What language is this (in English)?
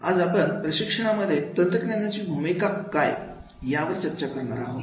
Marathi